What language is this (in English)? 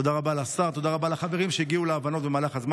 Hebrew